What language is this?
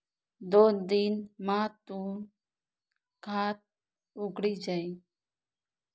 Marathi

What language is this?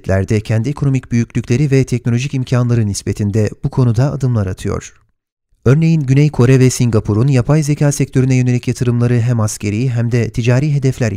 Turkish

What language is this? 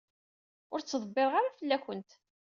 Kabyle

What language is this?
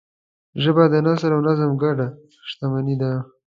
Pashto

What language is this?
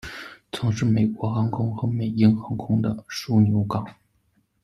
Chinese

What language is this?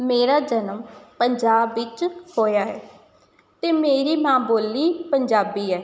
Punjabi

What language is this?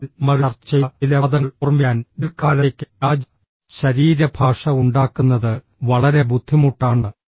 Malayalam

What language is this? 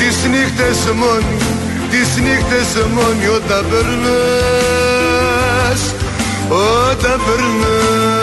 Greek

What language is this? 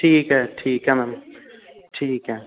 Punjabi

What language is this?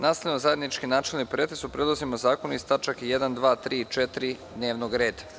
Serbian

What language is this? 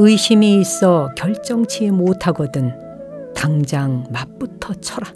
Korean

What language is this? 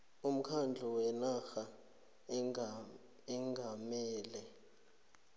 South Ndebele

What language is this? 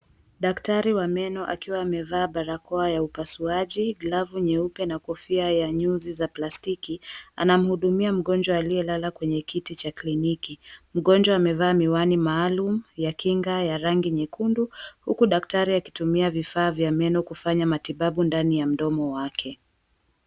Swahili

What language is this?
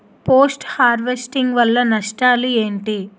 Telugu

